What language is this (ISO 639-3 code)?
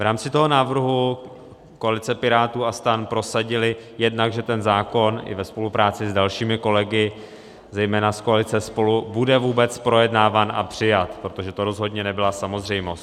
ces